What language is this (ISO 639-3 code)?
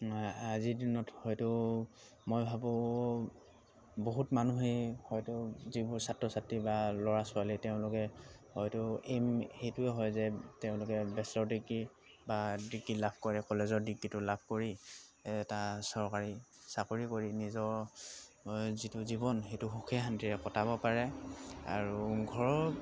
asm